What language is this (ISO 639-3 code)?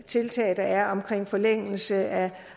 dan